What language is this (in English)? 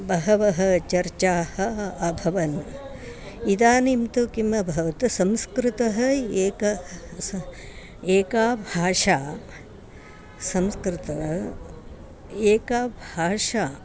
Sanskrit